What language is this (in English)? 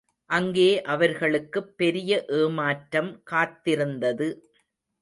Tamil